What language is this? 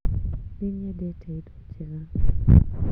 Kikuyu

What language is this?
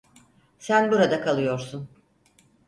Turkish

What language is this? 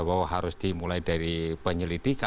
Indonesian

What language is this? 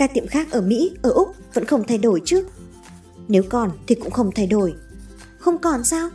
Vietnamese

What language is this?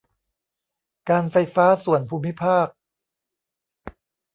Thai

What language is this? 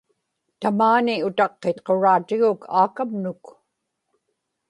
Inupiaq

